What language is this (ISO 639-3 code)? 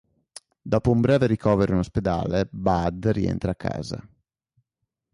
ita